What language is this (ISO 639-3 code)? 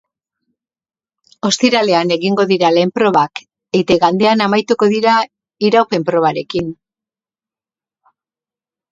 eus